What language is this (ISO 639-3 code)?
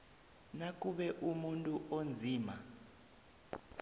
nbl